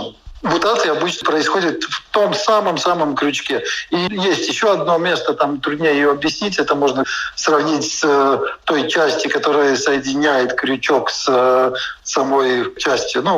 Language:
Russian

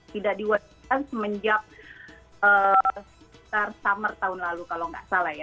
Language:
Indonesian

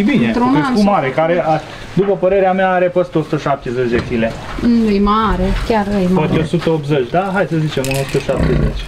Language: Romanian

